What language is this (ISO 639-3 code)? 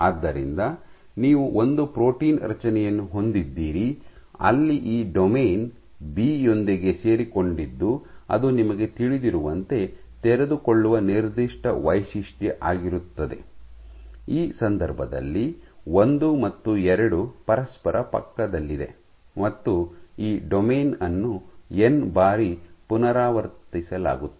kan